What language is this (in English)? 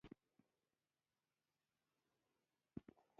Pashto